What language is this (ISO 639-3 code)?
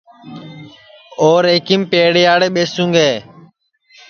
ssi